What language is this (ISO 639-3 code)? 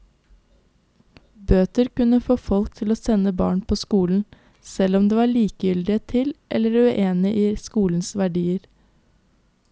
nor